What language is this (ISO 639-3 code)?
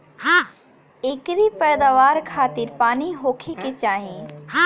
bho